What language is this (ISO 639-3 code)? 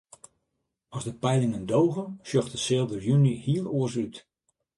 fry